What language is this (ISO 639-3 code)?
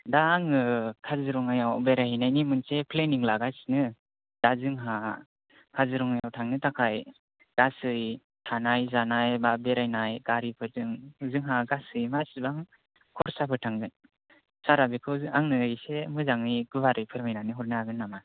brx